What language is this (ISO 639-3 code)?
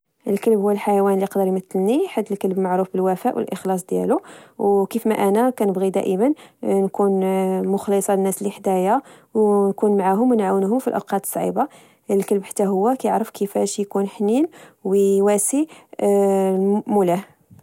ary